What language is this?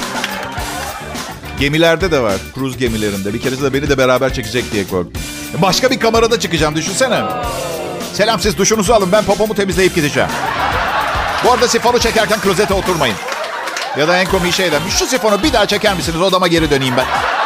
Turkish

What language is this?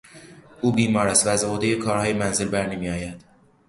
Persian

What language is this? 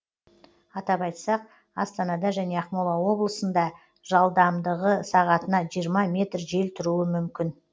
Kazakh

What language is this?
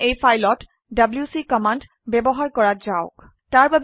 Assamese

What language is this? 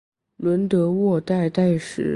Chinese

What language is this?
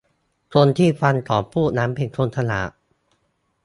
Thai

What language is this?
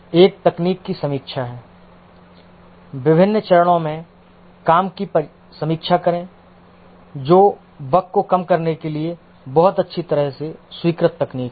Hindi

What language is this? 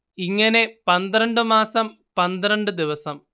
Malayalam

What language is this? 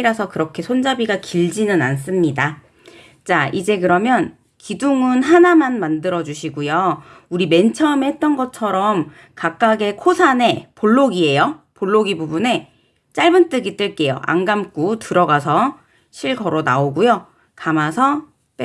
Korean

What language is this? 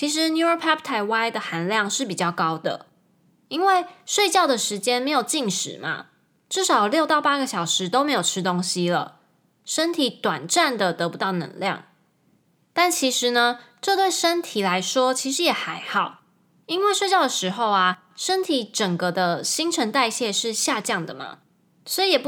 Chinese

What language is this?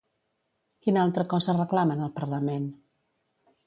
Catalan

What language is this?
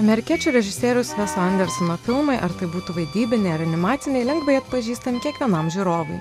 Lithuanian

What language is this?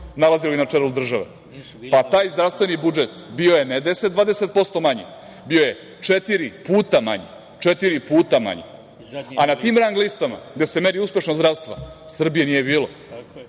Serbian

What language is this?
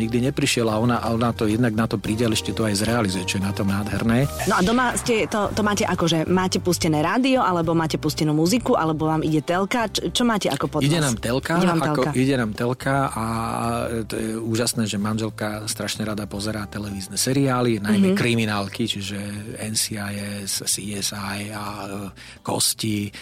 Slovak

